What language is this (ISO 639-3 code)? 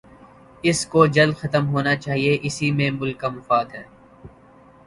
urd